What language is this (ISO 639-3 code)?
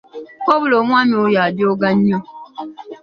lug